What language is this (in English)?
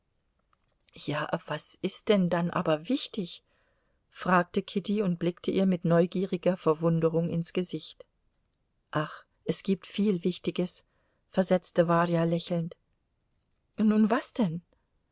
German